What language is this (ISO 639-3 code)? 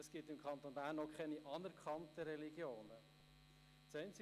gsw